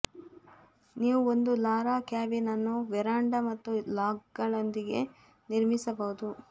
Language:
Kannada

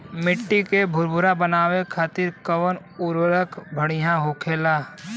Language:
Bhojpuri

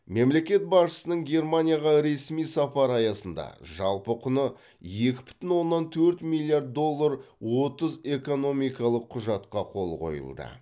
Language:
Kazakh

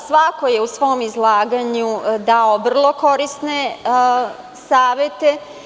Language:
Serbian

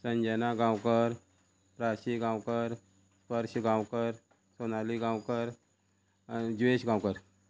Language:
Konkani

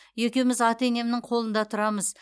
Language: Kazakh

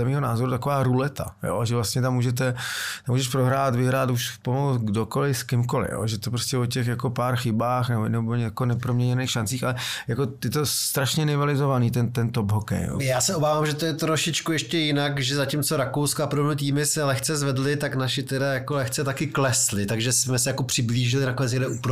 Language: Czech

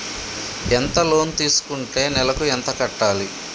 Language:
Telugu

